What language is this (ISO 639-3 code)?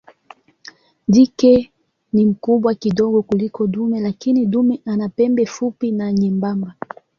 swa